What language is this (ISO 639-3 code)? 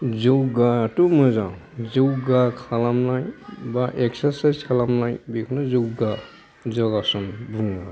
brx